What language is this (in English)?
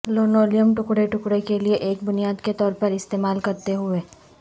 Urdu